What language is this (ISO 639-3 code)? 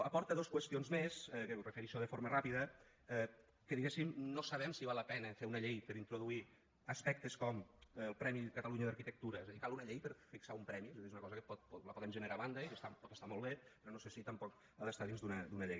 cat